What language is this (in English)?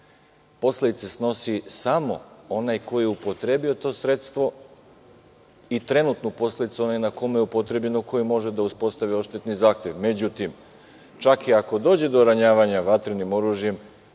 Serbian